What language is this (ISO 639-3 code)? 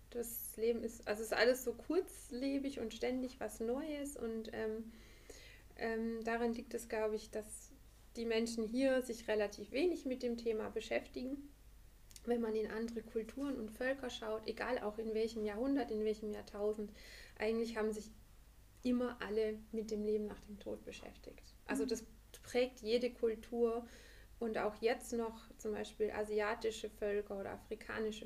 deu